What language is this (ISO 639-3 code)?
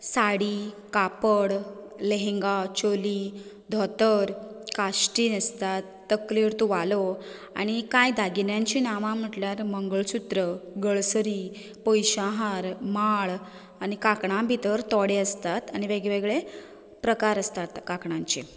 kok